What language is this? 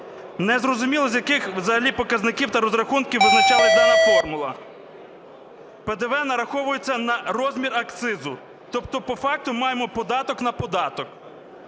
Ukrainian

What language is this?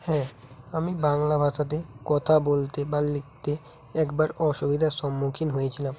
Bangla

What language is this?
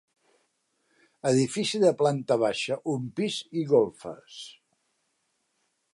Catalan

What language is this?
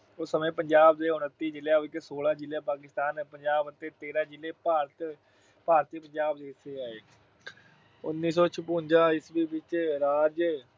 Punjabi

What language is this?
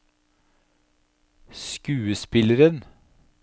Norwegian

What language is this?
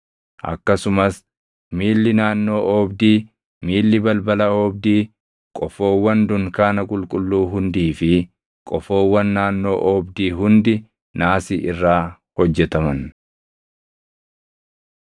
Oromo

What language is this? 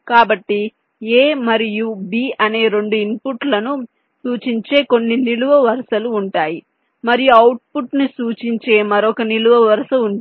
Telugu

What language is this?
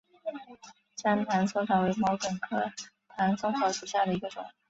Chinese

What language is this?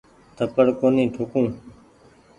Goaria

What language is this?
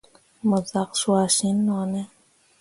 Mundang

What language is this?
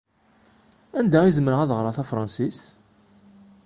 Kabyle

